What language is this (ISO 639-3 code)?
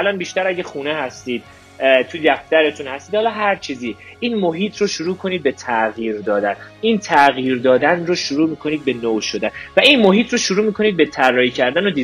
fas